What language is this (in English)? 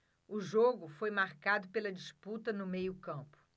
Portuguese